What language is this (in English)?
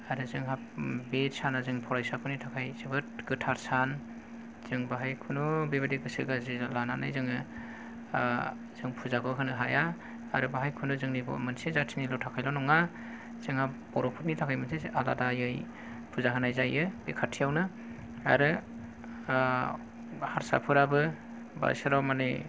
Bodo